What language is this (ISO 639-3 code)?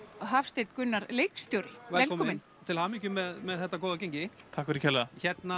isl